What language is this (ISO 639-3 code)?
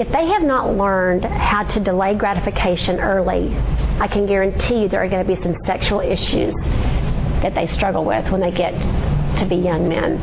eng